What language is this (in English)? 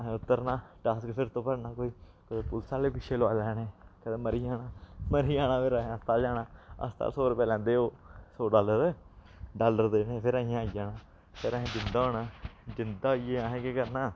Dogri